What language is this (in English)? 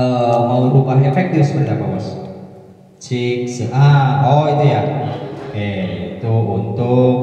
Indonesian